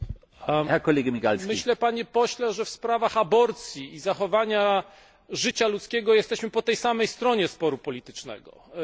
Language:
Polish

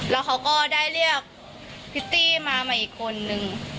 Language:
Thai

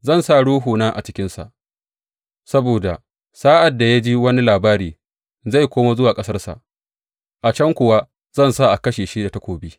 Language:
Hausa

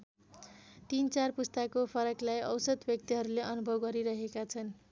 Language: Nepali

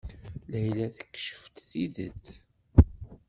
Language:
Kabyle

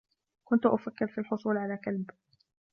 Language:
Arabic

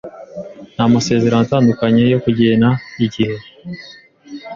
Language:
Kinyarwanda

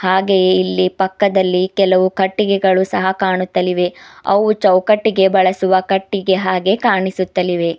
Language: Kannada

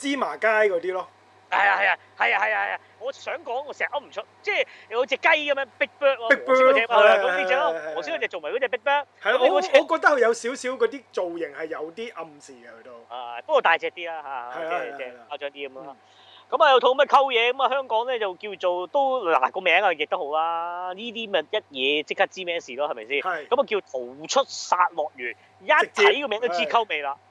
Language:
Chinese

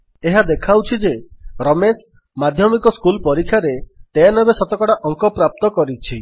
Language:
Odia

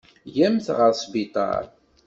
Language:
Kabyle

